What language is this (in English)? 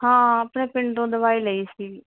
Punjabi